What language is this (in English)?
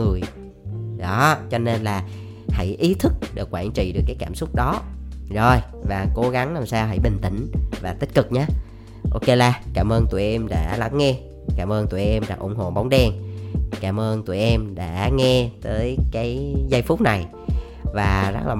Vietnamese